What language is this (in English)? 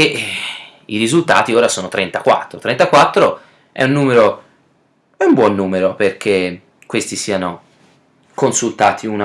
Italian